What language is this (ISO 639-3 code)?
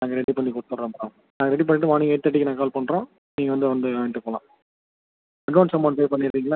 tam